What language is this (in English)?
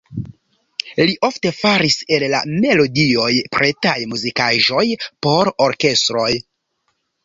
Esperanto